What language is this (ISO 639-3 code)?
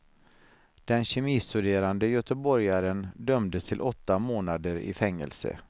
swe